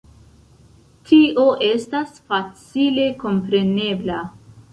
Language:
Esperanto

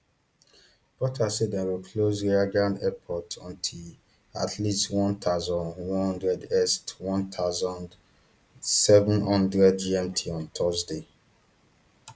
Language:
Nigerian Pidgin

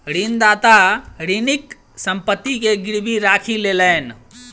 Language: Maithili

